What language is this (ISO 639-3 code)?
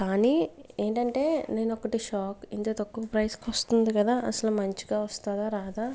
tel